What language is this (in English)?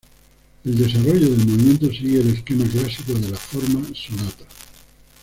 Spanish